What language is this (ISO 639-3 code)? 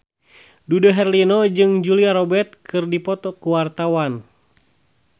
sun